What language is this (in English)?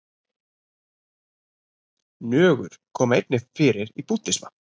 Icelandic